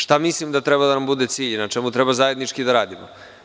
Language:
Serbian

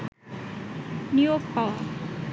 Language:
Bangla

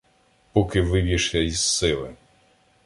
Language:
Ukrainian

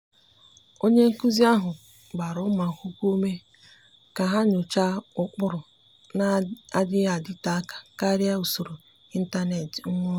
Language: Igbo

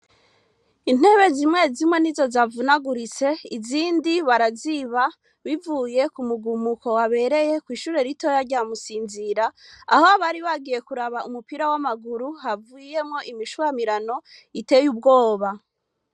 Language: Rundi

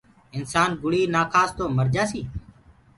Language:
Gurgula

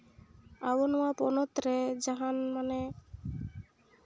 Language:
Santali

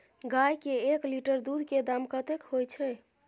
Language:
Maithili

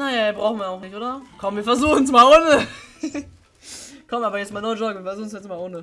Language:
German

